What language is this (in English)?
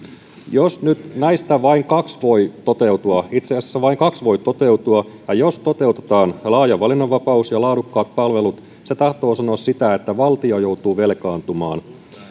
Finnish